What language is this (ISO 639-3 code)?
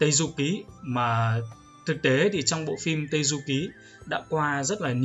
vie